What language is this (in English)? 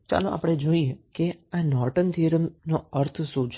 Gujarati